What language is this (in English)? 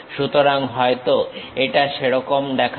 Bangla